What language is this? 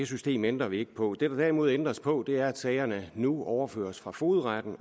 Danish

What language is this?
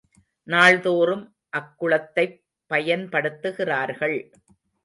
Tamil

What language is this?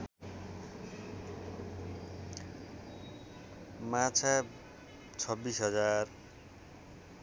Nepali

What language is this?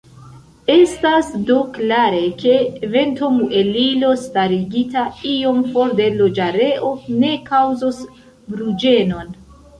Esperanto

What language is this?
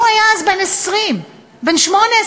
Hebrew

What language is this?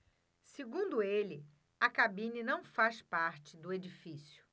Portuguese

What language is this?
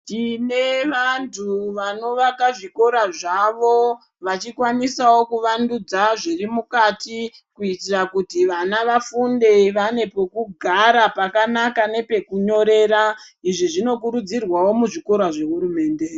Ndau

